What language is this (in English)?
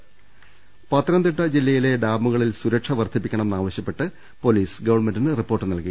Malayalam